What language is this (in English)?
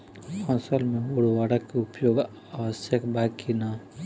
Bhojpuri